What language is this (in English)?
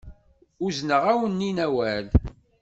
Kabyle